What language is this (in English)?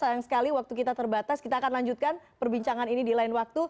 Indonesian